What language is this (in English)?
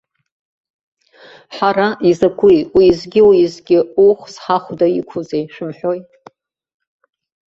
Abkhazian